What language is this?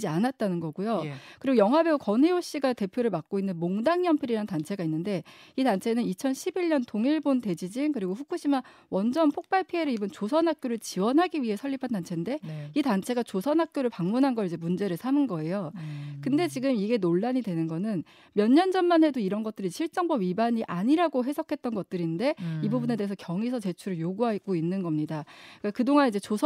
Korean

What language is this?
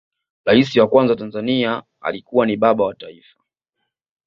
Swahili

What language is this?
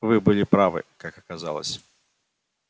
Russian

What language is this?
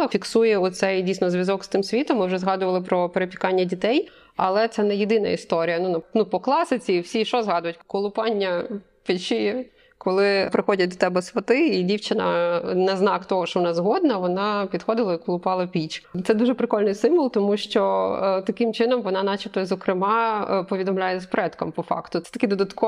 Ukrainian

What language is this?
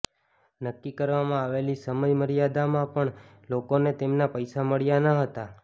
Gujarati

